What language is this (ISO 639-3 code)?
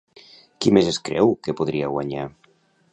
cat